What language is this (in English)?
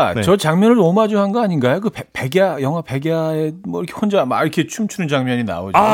Korean